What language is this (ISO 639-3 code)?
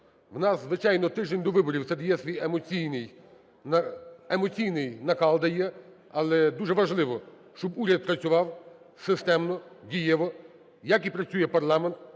ukr